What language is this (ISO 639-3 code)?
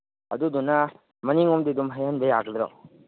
mni